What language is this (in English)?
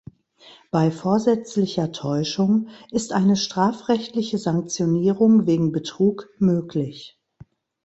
German